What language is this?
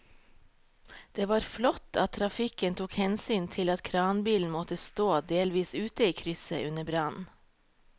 Norwegian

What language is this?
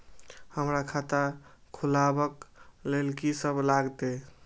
Maithili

